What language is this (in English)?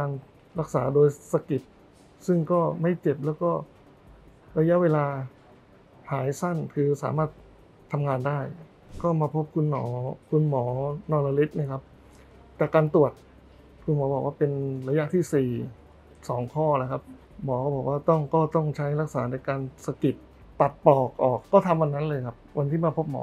Thai